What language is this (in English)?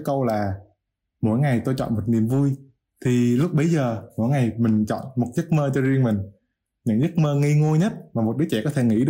Vietnamese